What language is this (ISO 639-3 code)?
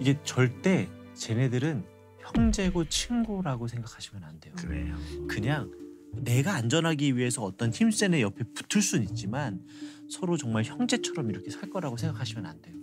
kor